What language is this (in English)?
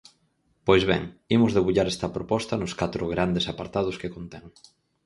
Galician